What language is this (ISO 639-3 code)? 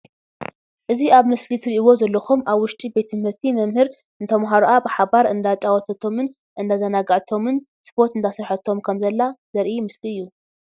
tir